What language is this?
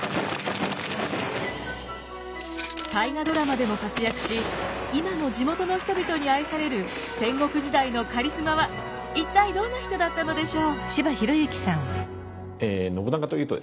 Japanese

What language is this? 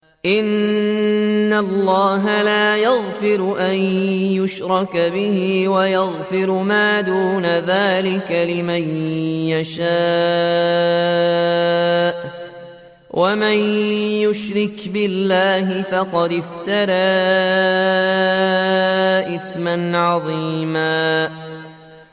Arabic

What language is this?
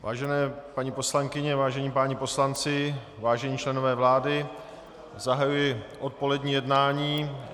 Czech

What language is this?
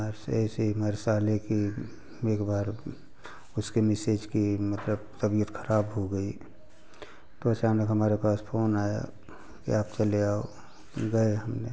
Hindi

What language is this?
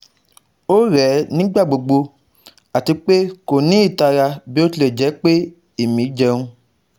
Yoruba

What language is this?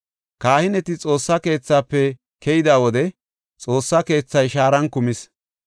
Gofa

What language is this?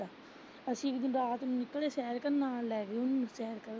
Punjabi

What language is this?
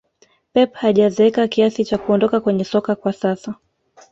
Swahili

